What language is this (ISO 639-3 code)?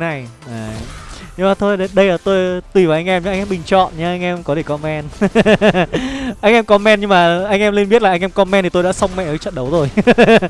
vie